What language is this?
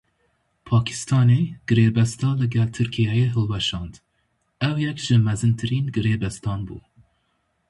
Kurdish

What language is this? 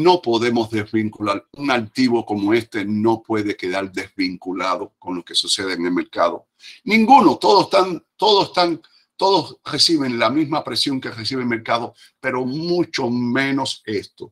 Spanish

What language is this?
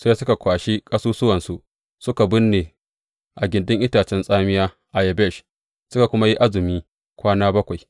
Hausa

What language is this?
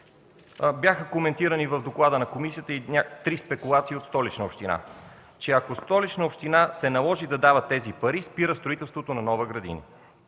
Bulgarian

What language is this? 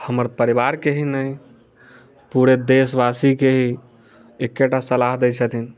Maithili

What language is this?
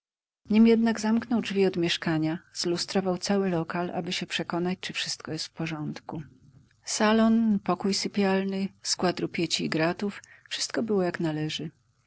Polish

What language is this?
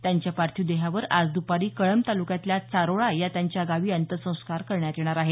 Marathi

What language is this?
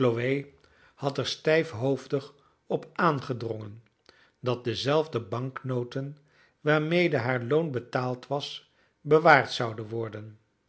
Dutch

